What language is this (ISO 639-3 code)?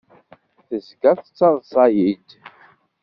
kab